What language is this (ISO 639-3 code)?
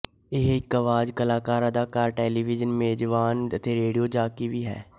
pan